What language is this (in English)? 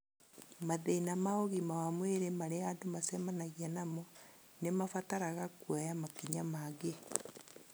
Kikuyu